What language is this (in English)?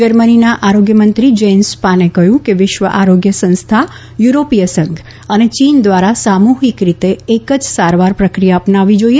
Gujarati